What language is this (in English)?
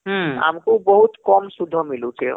Odia